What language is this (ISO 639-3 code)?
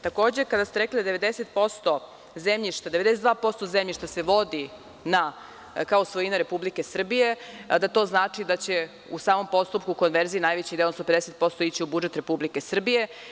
srp